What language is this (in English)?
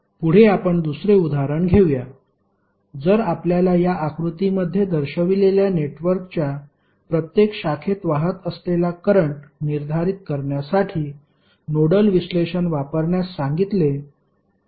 Marathi